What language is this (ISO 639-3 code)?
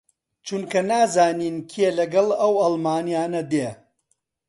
ckb